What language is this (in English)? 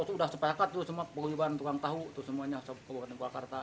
Indonesian